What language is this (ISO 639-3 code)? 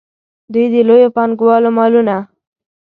pus